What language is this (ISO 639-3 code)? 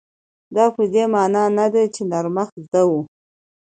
pus